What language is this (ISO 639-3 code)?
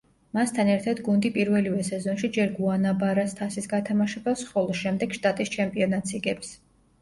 kat